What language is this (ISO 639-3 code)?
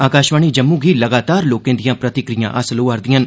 doi